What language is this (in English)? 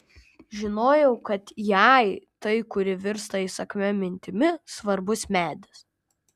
Lithuanian